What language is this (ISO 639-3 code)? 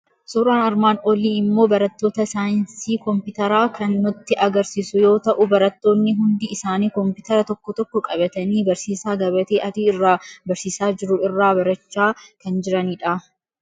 orm